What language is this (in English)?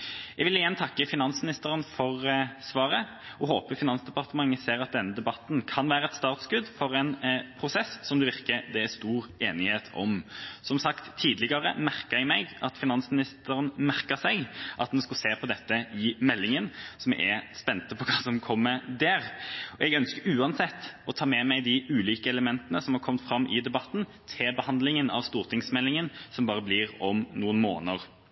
Norwegian Bokmål